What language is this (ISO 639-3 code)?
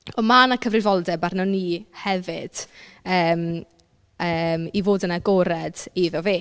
cym